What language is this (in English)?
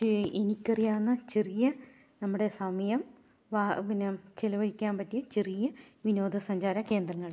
Malayalam